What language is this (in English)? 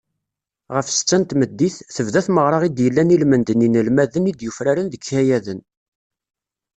Kabyle